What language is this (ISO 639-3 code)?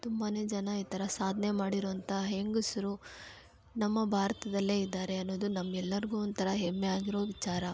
kan